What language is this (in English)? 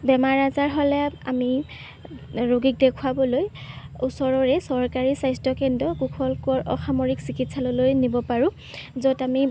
Assamese